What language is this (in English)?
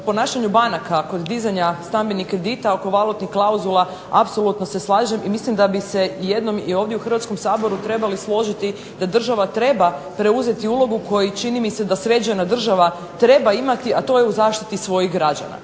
Croatian